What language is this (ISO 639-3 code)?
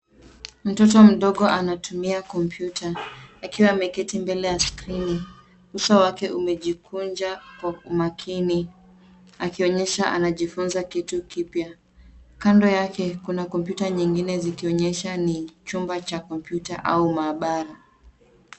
swa